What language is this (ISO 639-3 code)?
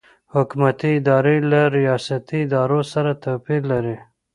pus